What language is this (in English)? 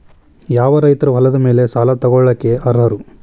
Kannada